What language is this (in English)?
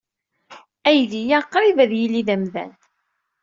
Kabyle